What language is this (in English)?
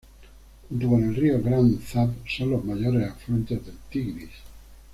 Spanish